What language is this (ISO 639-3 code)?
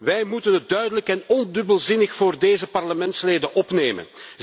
nld